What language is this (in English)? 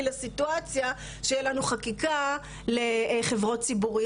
Hebrew